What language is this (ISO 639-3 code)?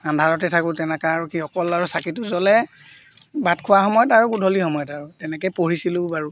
asm